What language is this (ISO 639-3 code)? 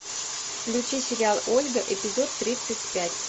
rus